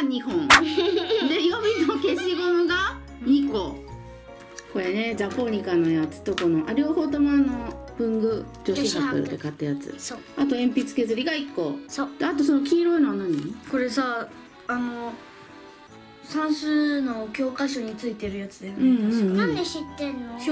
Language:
Japanese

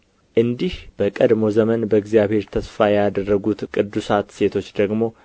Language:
Amharic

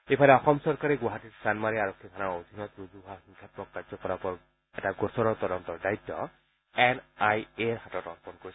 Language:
Assamese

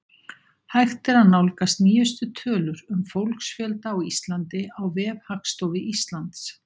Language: Icelandic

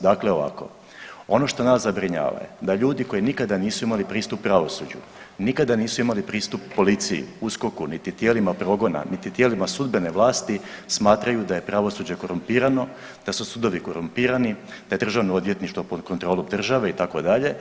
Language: Croatian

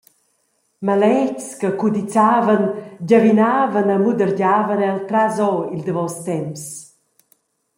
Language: Romansh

